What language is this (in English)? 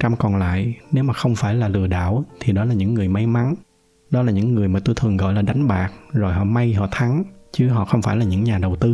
Vietnamese